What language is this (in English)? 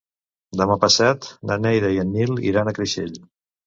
Catalan